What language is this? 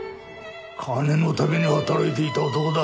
Japanese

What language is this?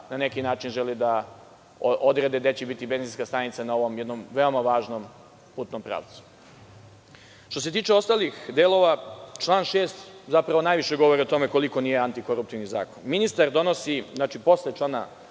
Serbian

